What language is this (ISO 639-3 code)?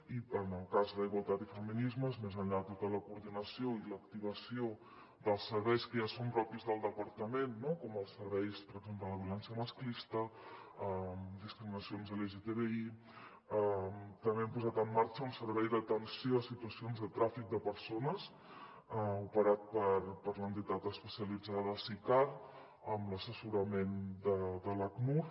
cat